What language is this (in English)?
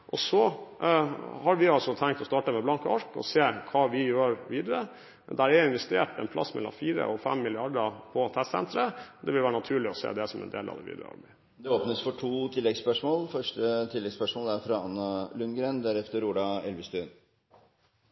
Norwegian Bokmål